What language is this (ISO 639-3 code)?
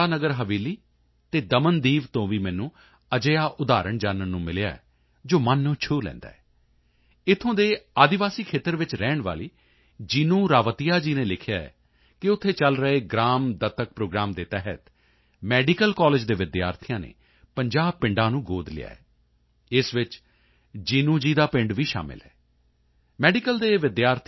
pan